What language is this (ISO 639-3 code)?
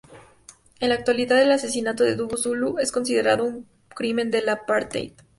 spa